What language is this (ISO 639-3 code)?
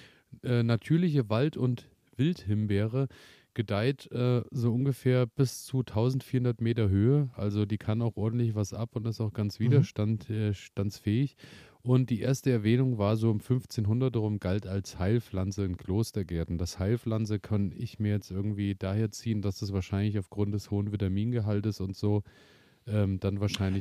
deu